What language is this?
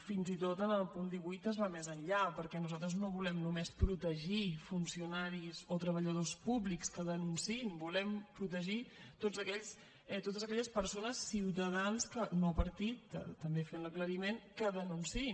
Catalan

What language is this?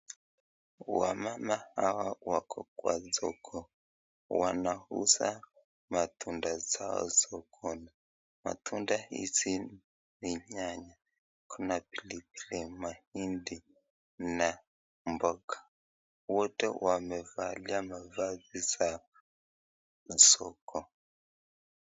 Swahili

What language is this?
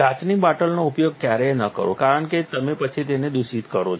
Gujarati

